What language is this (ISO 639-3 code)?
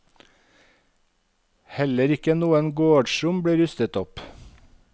nor